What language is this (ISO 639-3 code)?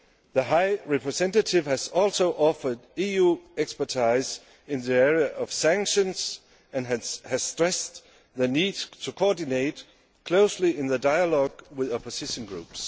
eng